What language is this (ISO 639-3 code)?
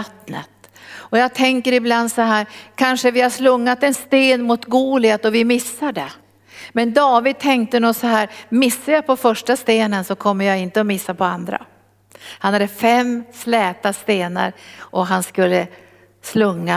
swe